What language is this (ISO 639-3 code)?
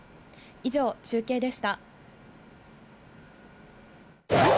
jpn